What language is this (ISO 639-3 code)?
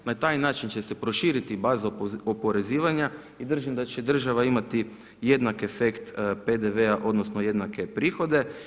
hrv